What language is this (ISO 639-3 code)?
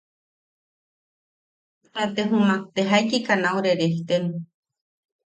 yaq